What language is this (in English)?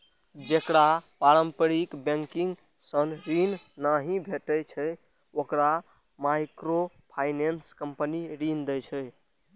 Maithili